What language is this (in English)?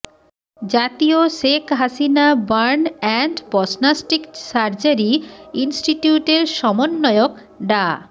Bangla